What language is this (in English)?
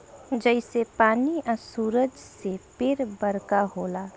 Bhojpuri